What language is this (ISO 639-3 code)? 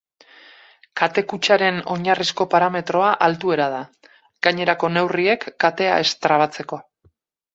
eus